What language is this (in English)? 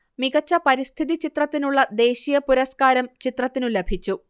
Malayalam